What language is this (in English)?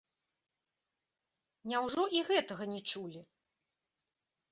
Belarusian